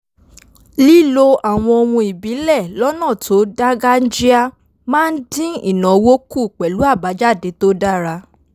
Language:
Yoruba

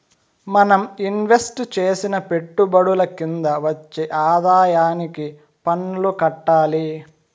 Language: Telugu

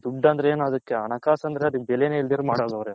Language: Kannada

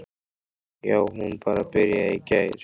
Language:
Icelandic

